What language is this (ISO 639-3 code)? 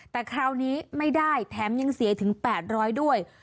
tha